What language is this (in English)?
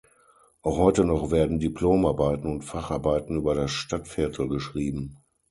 German